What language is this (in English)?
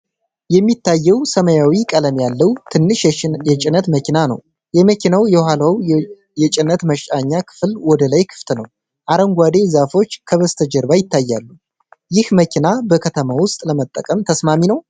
Amharic